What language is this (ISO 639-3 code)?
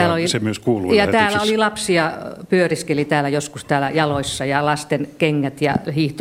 fin